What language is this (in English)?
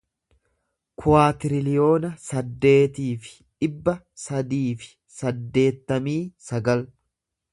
Oromo